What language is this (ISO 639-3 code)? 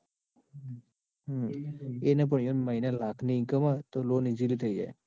guj